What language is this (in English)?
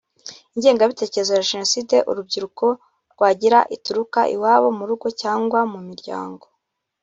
Kinyarwanda